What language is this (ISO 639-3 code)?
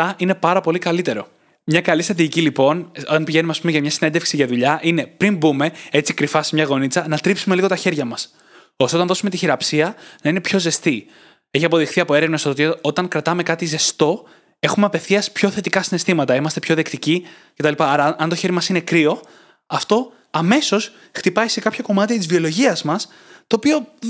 ell